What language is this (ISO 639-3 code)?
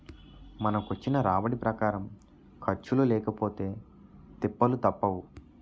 tel